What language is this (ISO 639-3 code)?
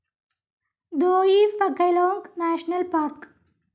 mal